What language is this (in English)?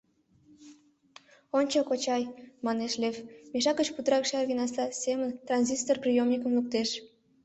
Mari